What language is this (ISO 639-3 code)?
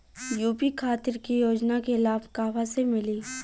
bho